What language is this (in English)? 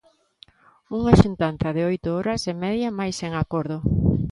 Galician